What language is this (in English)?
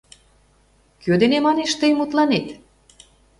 Mari